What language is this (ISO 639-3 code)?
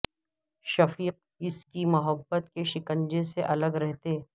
urd